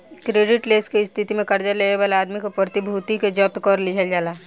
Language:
Bhojpuri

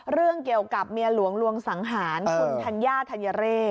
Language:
Thai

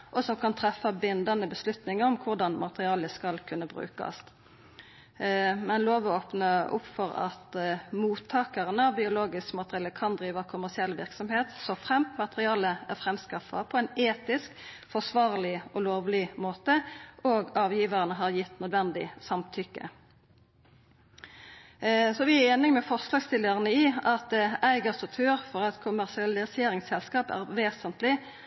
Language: Norwegian Nynorsk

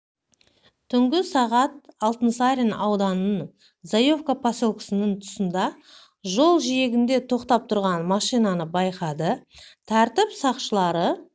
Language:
Kazakh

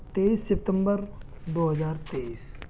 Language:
Urdu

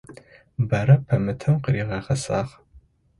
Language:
Adyghe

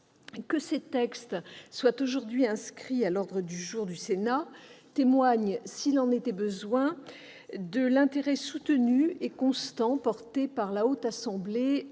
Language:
French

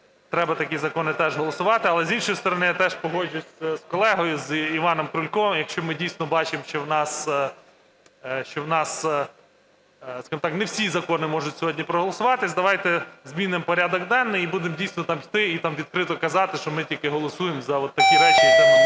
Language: Ukrainian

